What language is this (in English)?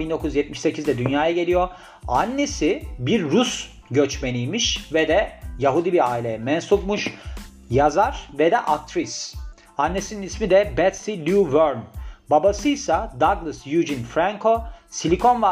Turkish